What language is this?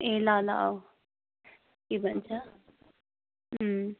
Nepali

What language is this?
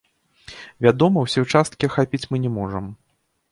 Belarusian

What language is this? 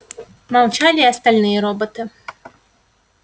Russian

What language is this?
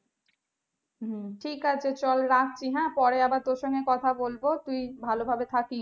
Bangla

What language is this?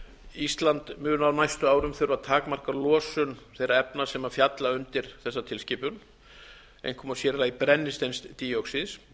Icelandic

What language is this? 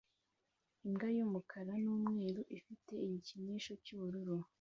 Kinyarwanda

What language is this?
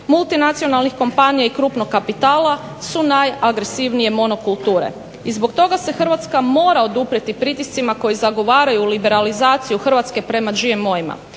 Croatian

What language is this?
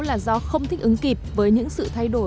Vietnamese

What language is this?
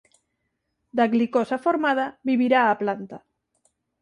Galician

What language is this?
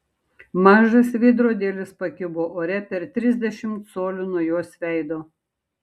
Lithuanian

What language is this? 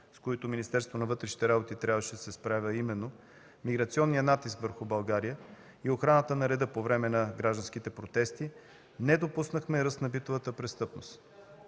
Bulgarian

